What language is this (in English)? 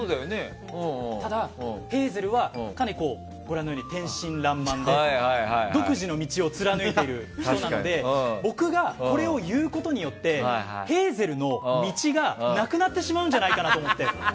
Japanese